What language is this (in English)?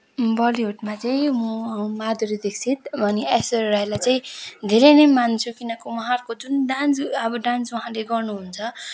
Nepali